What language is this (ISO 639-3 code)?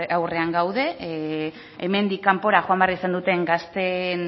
eus